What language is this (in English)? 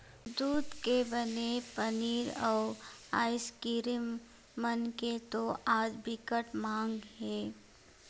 Chhattisgarhi